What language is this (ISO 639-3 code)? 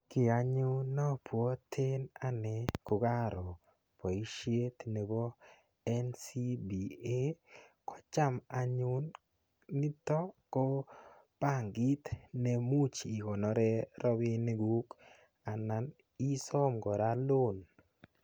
kln